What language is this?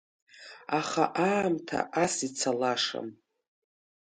Abkhazian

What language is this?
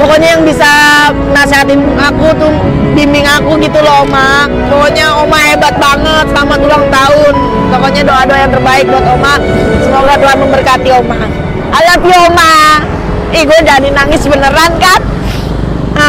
Indonesian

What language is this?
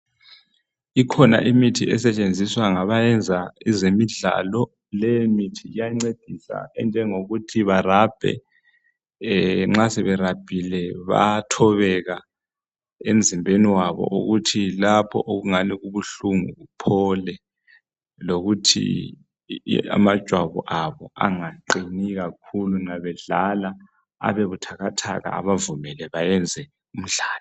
North Ndebele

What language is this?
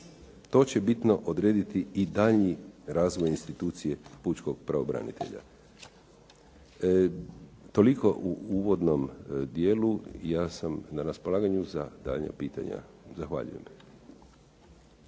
Croatian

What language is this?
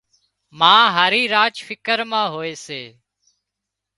Wadiyara Koli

